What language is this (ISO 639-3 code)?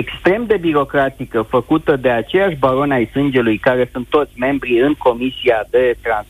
ron